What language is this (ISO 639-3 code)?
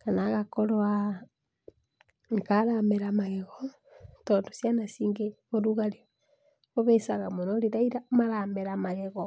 kik